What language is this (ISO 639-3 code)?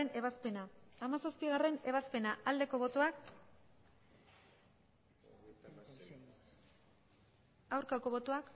eus